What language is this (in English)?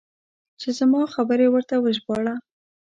Pashto